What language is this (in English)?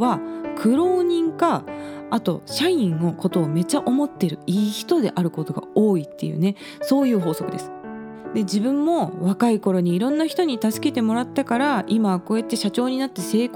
Japanese